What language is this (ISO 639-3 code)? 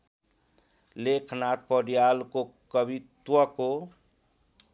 nep